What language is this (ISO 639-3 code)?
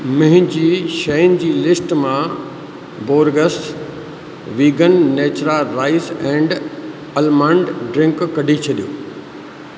snd